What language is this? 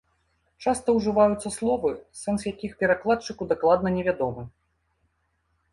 Belarusian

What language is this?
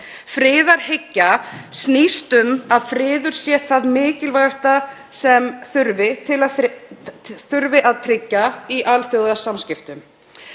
Icelandic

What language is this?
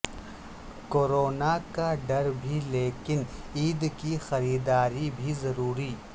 Urdu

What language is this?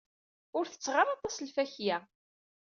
Kabyle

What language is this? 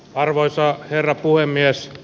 Finnish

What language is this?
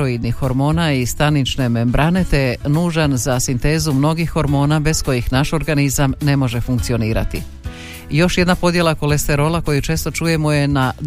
Croatian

